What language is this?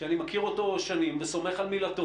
Hebrew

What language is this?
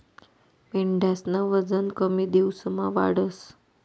Marathi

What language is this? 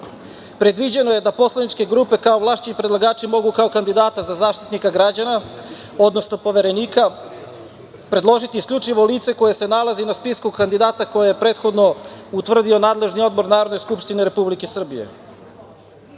Serbian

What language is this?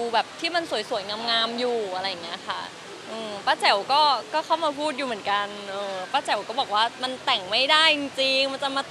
Thai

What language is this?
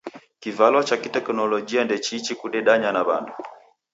Taita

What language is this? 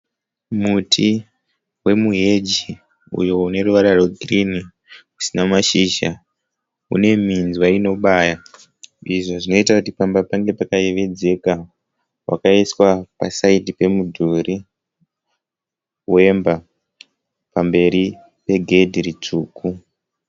Shona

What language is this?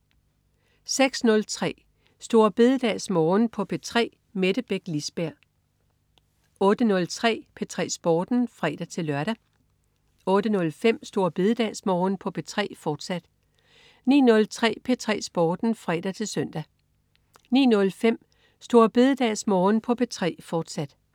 Danish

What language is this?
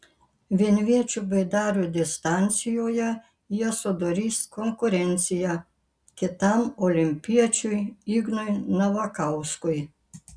Lithuanian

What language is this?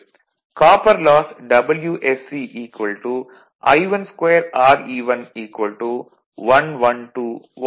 Tamil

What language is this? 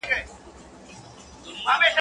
Pashto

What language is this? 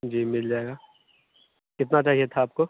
Hindi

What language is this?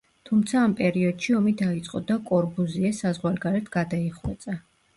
Georgian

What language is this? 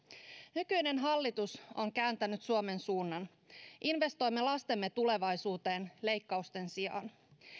Finnish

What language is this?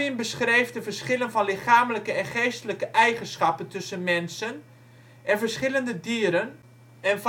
Dutch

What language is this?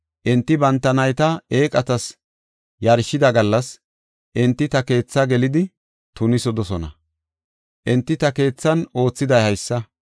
Gofa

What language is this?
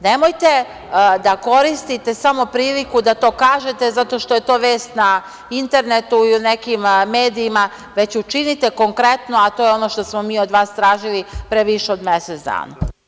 Serbian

